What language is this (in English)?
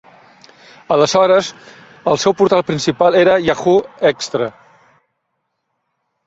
Catalan